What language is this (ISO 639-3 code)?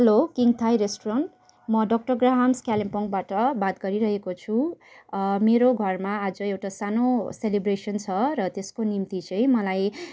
nep